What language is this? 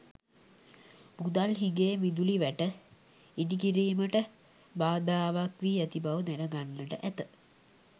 Sinhala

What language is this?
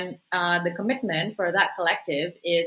Indonesian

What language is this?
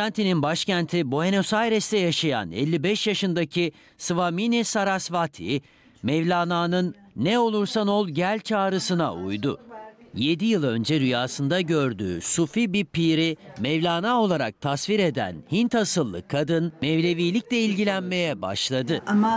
Turkish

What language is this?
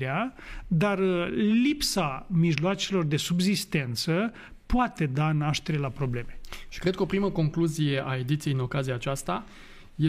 Romanian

